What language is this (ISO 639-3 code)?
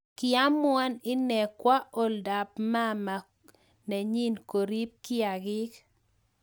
kln